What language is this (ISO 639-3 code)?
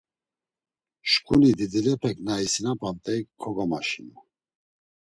lzz